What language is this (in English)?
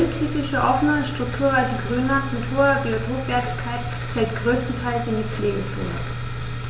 German